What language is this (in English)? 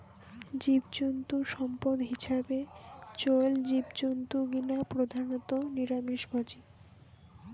Bangla